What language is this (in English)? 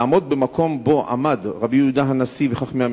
Hebrew